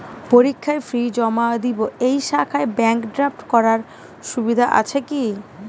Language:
Bangla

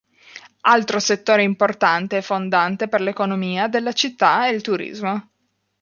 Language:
Italian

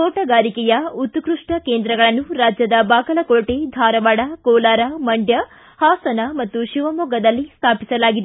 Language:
Kannada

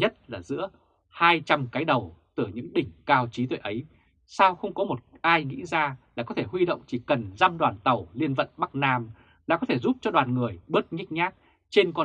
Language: Vietnamese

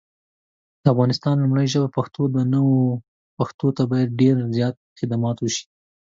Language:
Pashto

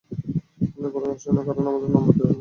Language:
Bangla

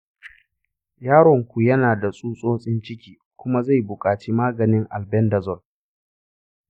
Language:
Hausa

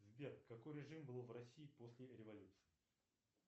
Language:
Russian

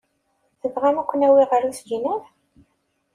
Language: Kabyle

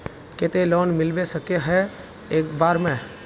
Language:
Magahi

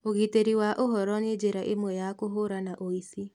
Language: Kikuyu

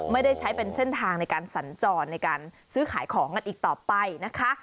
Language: Thai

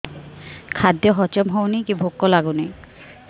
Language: Odia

